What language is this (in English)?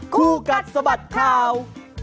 Thai